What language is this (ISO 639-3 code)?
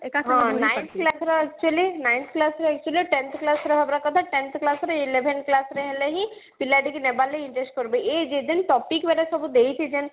ori